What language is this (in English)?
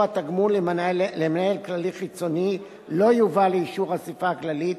Hebrew